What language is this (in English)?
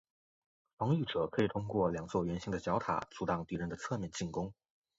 Chinese